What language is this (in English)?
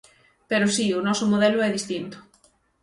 Galician